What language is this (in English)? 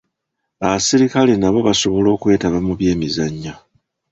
Ganda